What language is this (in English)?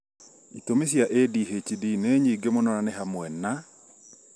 Kikuyu